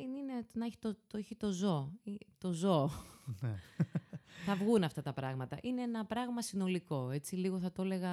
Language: Greek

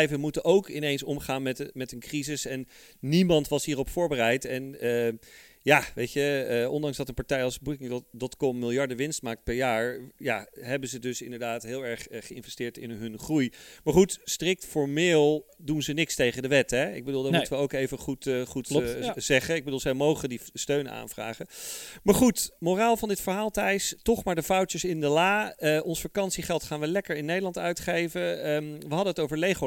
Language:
Dutch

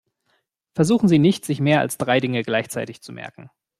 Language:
German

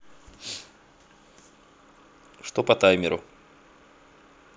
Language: Russian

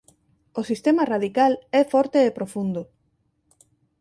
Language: Galician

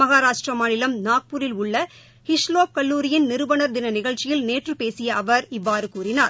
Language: Tamil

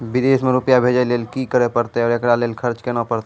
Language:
Maithili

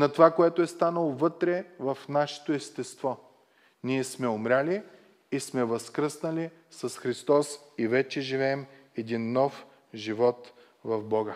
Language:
Bulgarian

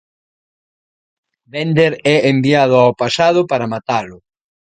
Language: Galician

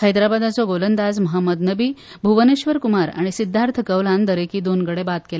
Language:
Konkani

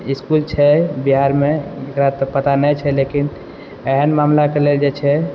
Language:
Maithili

